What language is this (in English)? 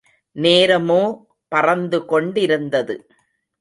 Tamil